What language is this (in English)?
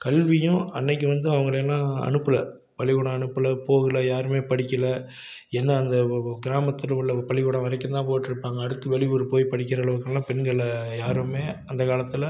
Tamil